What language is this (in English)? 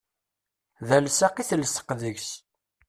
Kabyle